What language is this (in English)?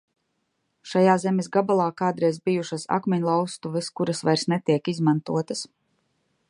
Latvian